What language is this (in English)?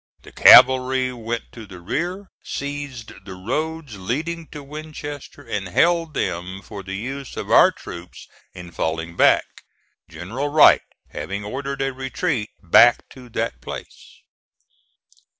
English